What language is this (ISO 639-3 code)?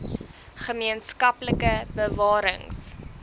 afr